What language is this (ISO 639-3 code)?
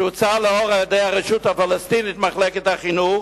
heb